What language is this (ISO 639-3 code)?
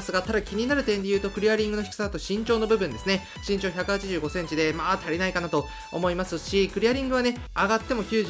jpn